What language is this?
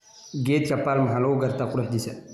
Somali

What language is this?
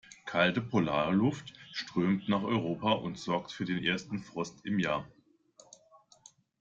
German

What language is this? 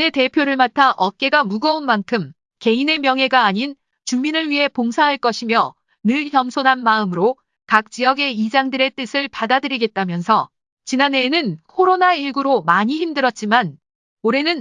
Korean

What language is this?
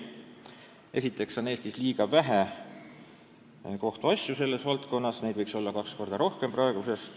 Estonian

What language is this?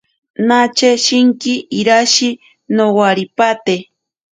Ashéninka Perené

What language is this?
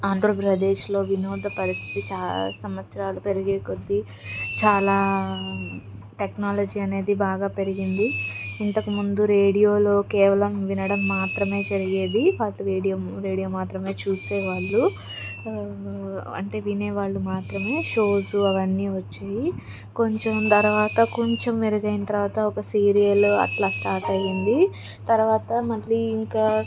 Telugu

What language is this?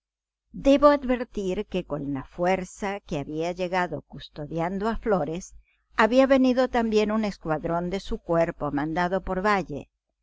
Spanish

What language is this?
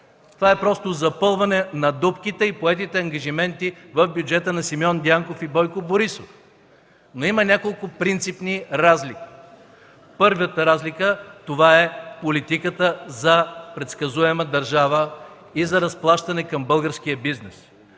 Bulgarian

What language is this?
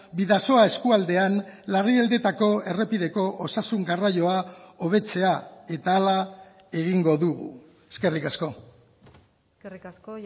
Basque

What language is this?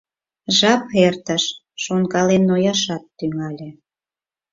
Mari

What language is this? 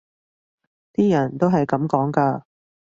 Cantonese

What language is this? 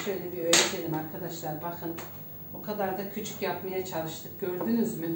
Turkish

